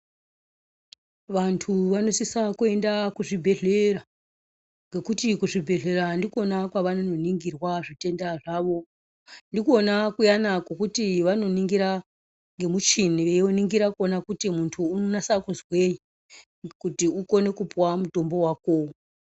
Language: Ndau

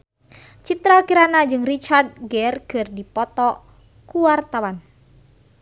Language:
Sundanese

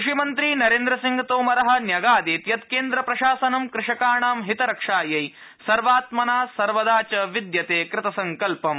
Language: Sanskrit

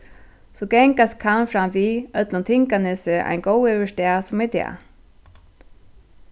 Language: Faroese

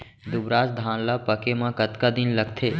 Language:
Chhattisgarhi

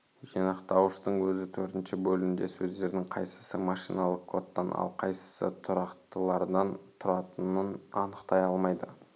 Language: Kazakh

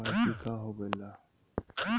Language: Magahi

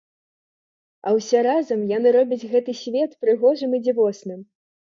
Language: Belarusian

